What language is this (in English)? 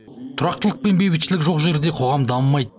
Kazakh